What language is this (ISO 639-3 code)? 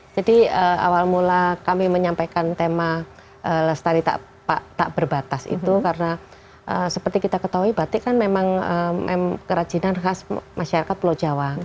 ind